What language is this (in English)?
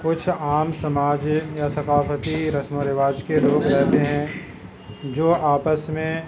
Urdu